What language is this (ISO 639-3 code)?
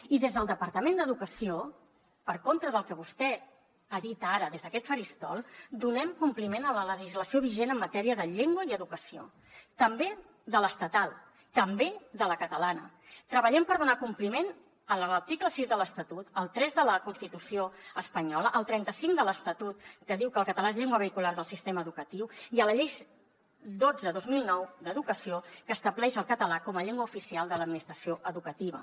cat